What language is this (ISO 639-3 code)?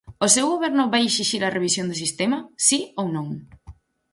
glg